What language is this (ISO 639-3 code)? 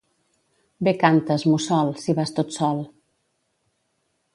cat